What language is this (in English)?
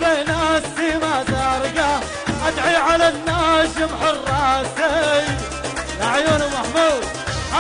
Arabic